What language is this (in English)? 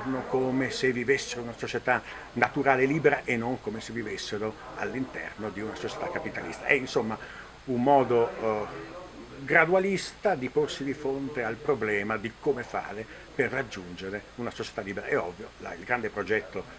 Italian